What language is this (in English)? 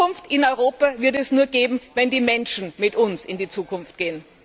German